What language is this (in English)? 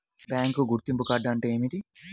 Telugu